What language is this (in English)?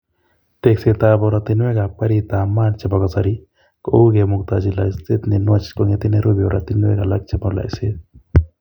Kalenjin